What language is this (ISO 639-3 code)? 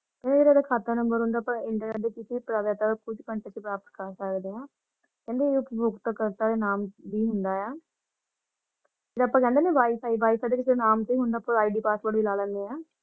pan